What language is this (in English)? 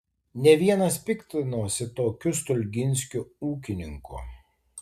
Lithuanian